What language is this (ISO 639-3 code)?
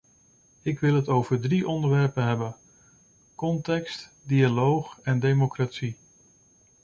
nld